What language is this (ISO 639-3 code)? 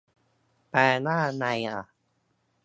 tha